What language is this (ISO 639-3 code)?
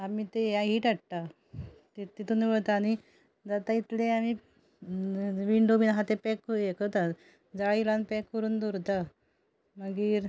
kok